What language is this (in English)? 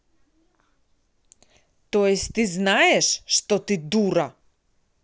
Russian